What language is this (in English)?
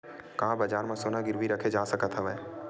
Chhattisgarhi